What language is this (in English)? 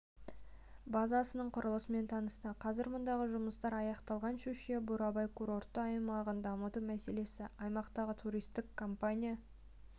Kazakh